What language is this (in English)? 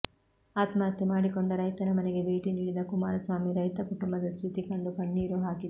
Kannada